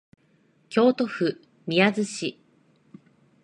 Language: Japanese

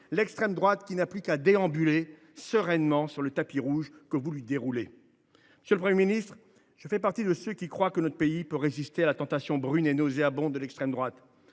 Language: French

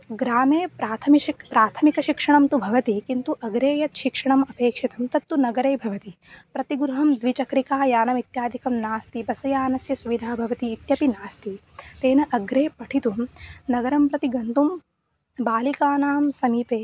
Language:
Sanskrit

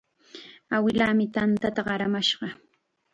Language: Chiquián Ancash Quechua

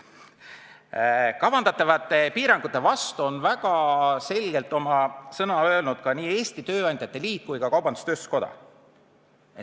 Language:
Estonian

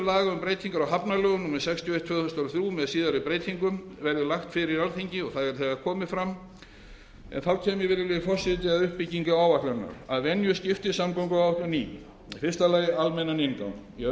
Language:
Icelandic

